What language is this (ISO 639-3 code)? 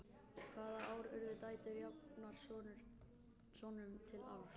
isl